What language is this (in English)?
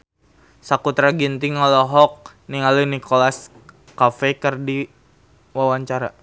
Sundanese